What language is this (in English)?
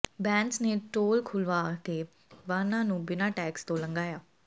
Punjabi